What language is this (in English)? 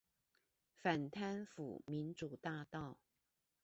Chinese